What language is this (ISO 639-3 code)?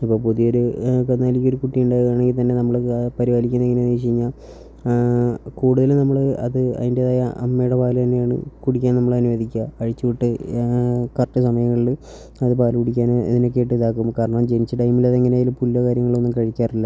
mal